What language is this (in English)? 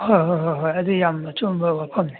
Manipuri